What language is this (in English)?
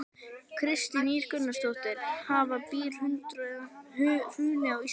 Icelandic